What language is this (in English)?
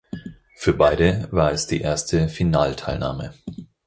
German